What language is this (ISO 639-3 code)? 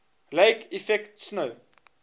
eng